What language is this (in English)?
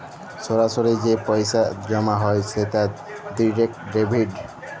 Bangla